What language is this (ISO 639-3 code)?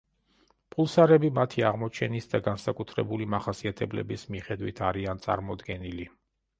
kat